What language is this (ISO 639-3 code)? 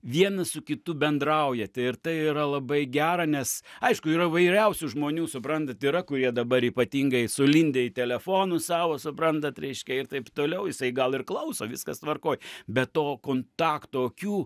lit